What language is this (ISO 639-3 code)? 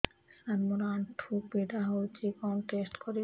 ori